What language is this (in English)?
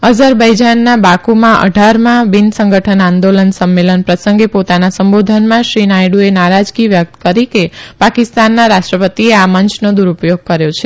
Gujarati